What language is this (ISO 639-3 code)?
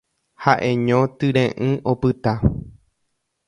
grn